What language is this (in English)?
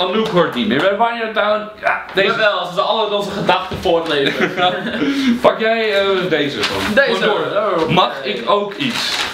Dutch